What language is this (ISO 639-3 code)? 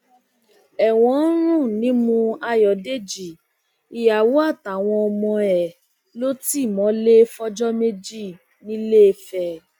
yor